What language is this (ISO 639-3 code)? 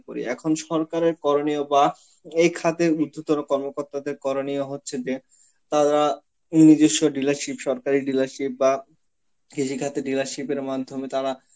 ben